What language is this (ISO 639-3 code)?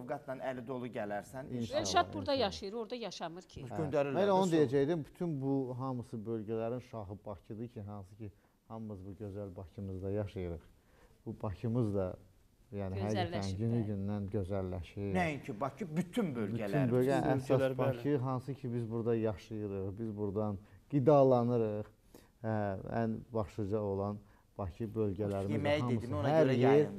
tur